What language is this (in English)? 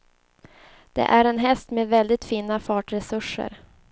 Swedish